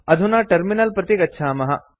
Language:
Sanskrit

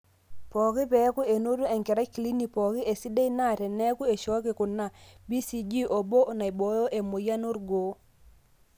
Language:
Masai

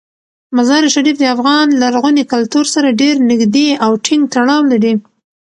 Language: Pashto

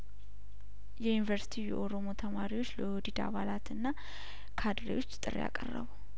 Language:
Amharic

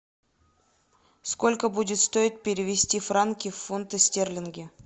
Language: Russian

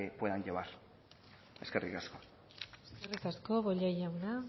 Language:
Basque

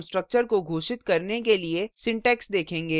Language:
Hindi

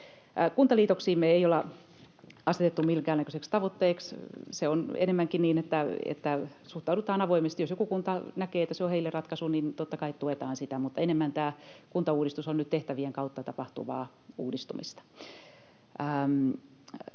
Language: Finnish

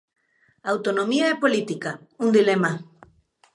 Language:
Galician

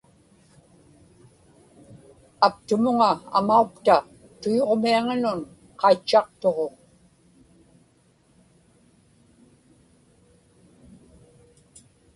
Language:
Inupiaq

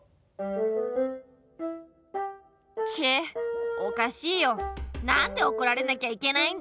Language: Japanese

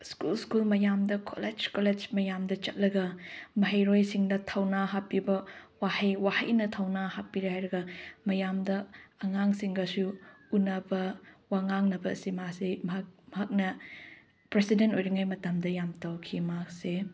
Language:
Manipuri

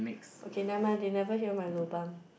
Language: English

